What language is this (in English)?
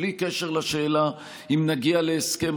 Hebrew